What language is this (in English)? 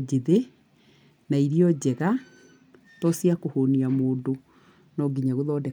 Kikuyu